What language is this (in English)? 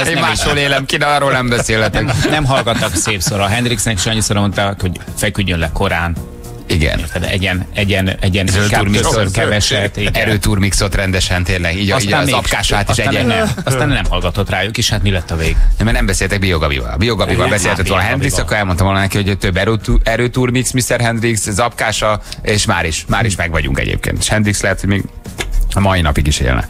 Hungarian